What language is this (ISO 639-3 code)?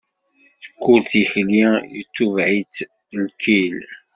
kab